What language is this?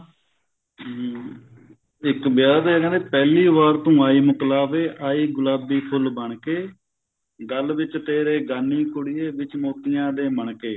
Punjabi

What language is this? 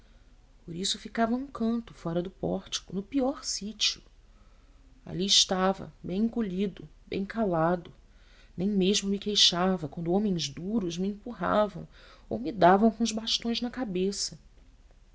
Portuguese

